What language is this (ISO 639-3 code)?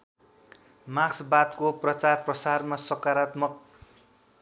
nep